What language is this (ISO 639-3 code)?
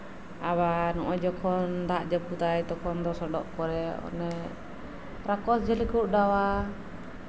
sat